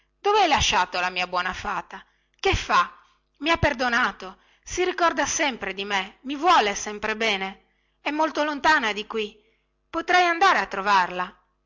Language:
Italian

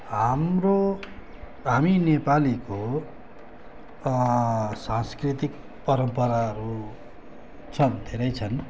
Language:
Nepali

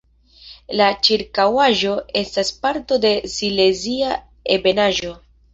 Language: Esperanto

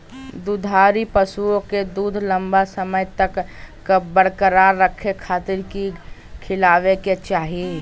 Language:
Magahi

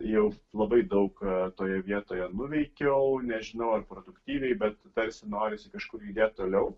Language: Lithuanian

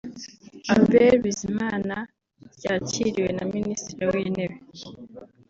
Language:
Kinyarwanda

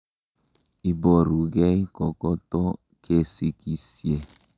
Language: Kalenjin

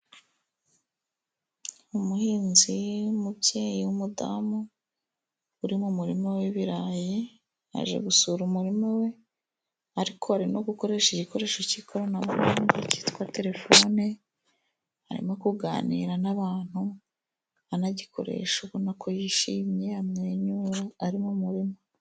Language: Kinyarwanda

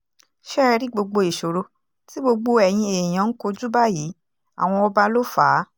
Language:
Yoruba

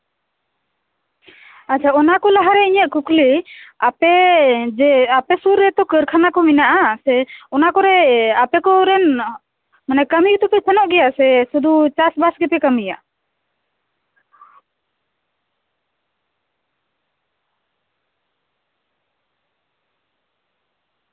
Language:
Santali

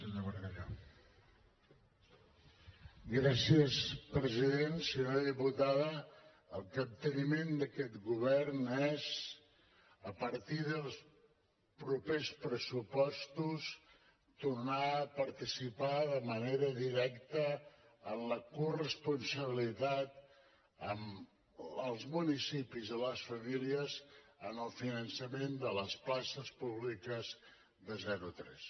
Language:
Catalan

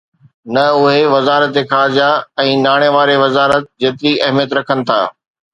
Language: Sindhi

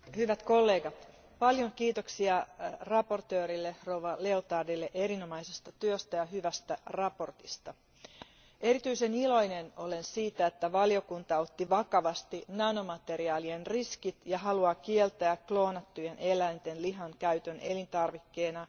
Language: Finnish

